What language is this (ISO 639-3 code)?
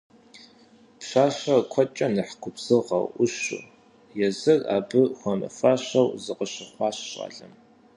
kbd